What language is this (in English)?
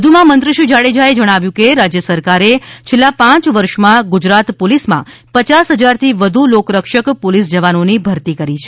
Gujarati